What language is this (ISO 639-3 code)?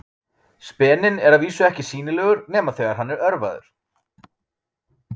isl